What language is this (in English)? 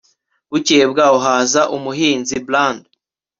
Kinyarwanda